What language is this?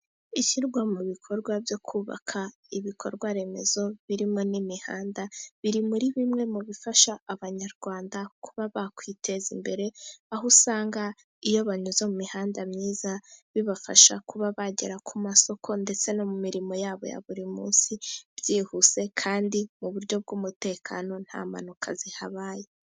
Kinyarwanda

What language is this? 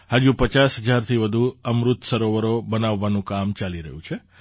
Gujarati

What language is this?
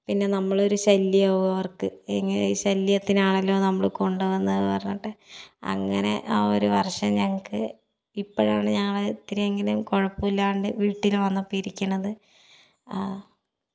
Malayalam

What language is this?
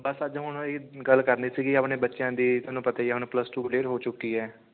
Punjabi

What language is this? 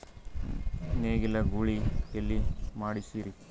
Kannada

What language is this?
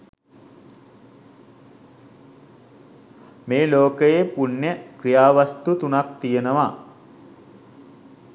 Sinhala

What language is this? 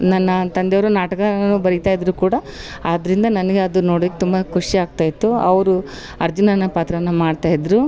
Kannada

